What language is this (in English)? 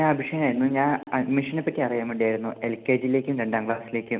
Malayalam